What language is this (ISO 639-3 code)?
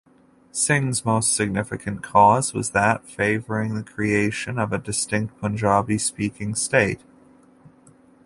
eng